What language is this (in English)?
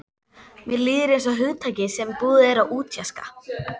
Icelandic